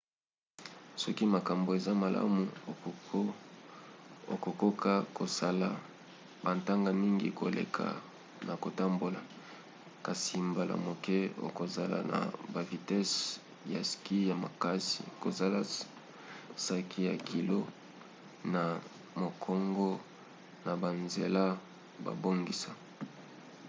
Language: Lingala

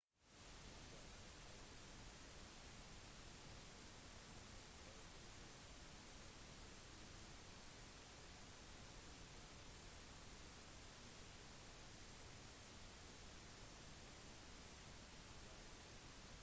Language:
Norwegian Bokmål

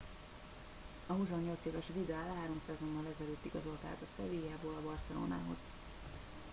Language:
Hungarian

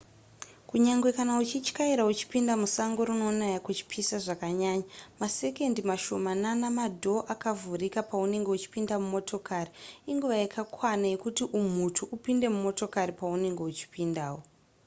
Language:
Shona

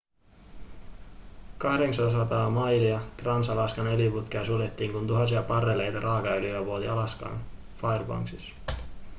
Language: Finnish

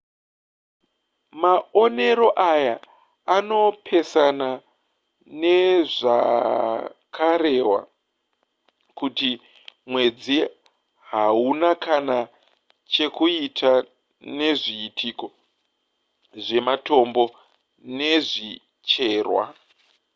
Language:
Shona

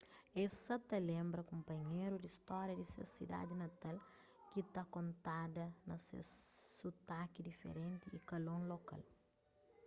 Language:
Kabuverdianu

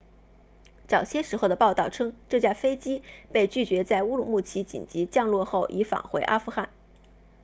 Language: Chinese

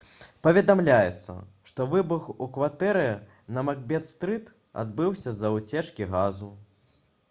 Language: Belarusian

